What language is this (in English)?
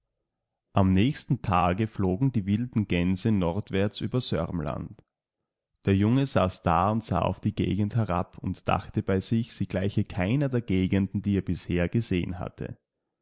German